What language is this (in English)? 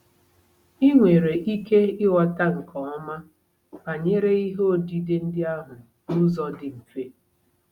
Igbo